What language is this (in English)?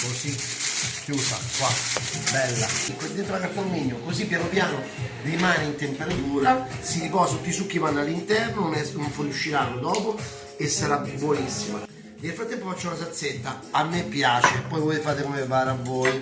Italian